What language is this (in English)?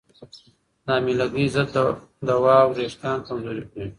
Pashto